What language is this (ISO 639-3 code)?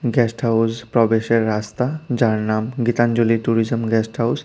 ben